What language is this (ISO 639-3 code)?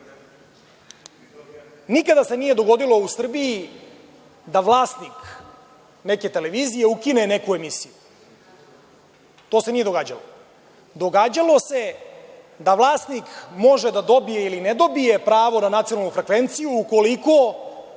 srp